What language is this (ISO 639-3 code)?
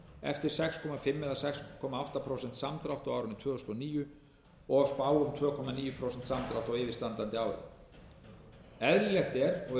isl